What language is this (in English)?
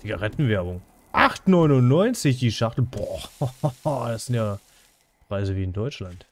German